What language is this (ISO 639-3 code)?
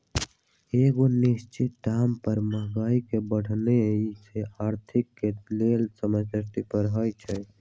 mag